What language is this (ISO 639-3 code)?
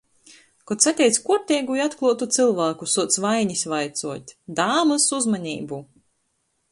ltg